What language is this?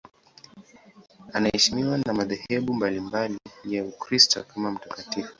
Swahili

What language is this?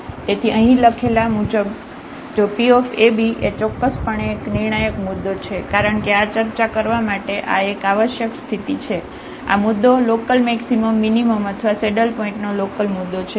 Gujarati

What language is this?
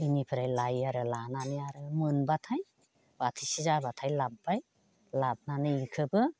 Bodo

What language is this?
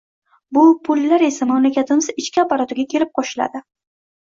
Uzbek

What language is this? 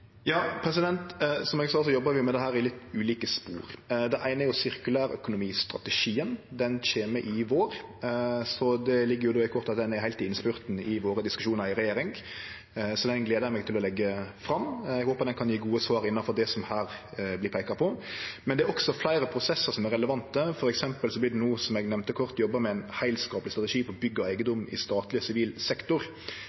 Norwegian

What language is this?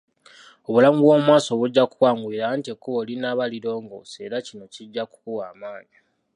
Ganda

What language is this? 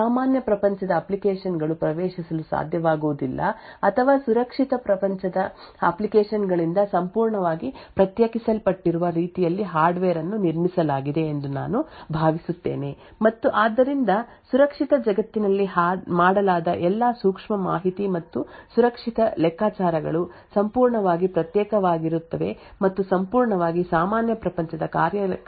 Kannada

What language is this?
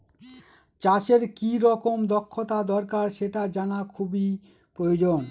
Bangla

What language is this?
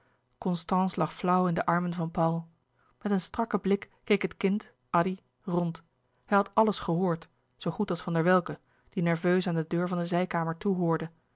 Dutch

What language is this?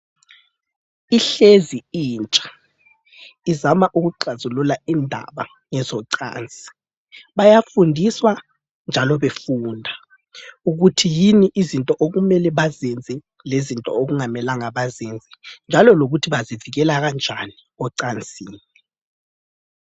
North Ndebele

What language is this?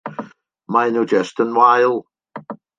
Welsh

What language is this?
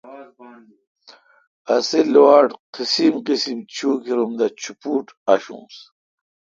Kalkoti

